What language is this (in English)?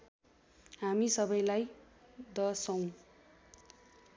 Nepali